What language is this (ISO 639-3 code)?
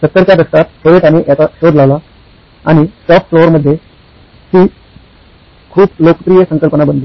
mar